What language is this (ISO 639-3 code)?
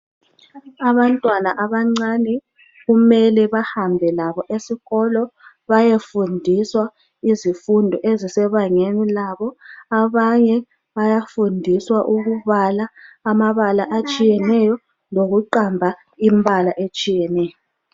nde